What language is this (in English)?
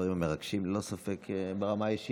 Hebrew